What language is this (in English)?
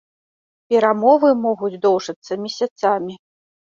Belarusian